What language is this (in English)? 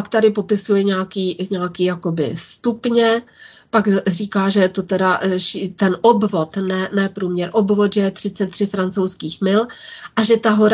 Czech